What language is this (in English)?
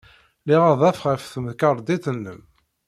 Kabyle